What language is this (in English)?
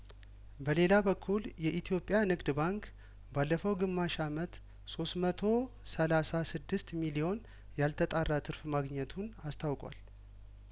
Amharic